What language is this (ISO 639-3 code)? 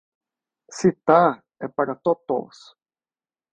por